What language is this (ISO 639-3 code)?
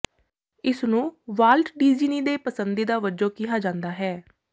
pan